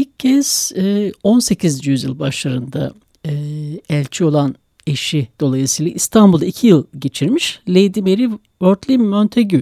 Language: Turkish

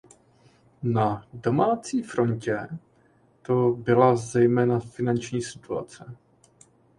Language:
Czech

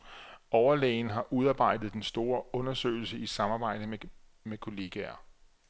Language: Danish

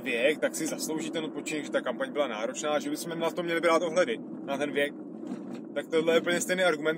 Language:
Czech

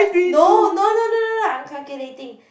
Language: English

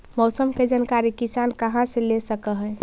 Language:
Magahi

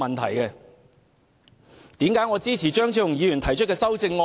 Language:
Cantonese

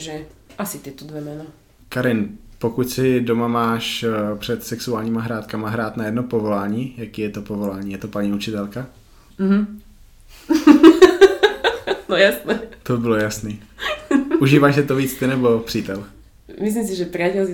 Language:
Czech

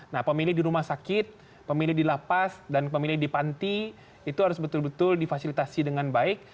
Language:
Indonesian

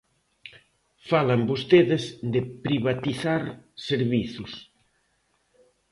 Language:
Galician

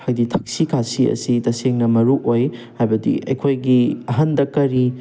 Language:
Manipuri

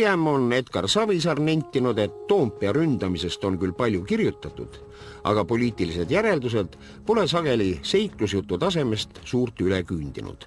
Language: Finnish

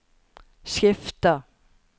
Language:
Norwegian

